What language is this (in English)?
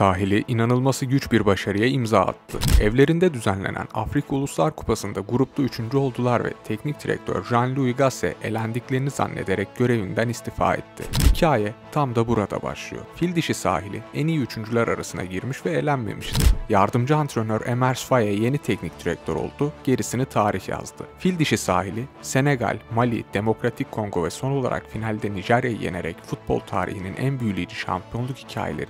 Turkish